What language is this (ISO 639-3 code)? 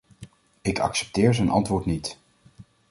nld